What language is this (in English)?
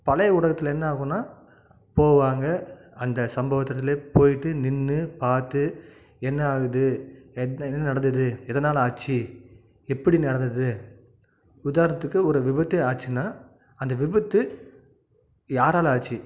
Tamil